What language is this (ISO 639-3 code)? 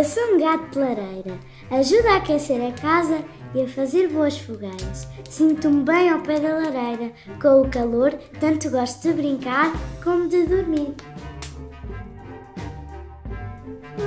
por